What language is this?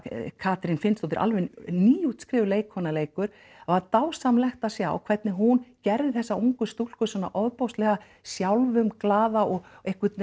Icelandic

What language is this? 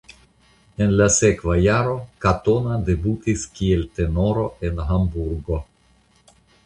Esperanto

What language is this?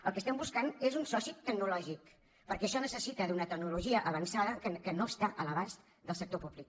Catalan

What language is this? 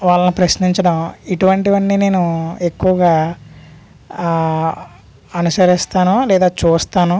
Telugu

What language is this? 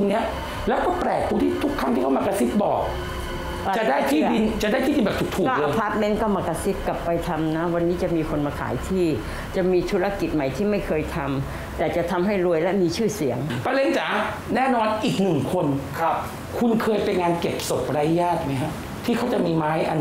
Thai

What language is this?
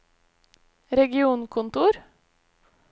Norwegian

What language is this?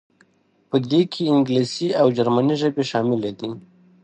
Pashto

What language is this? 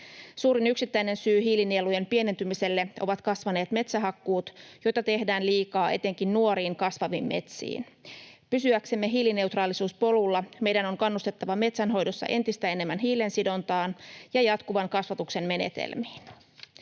Finnish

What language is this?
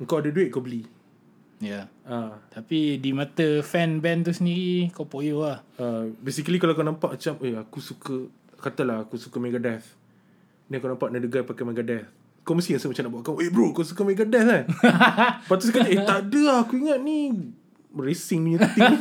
Malay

